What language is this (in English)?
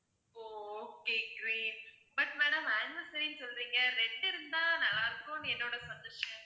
Tamil